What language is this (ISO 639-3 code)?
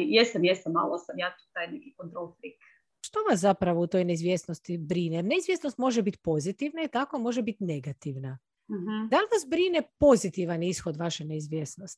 hrv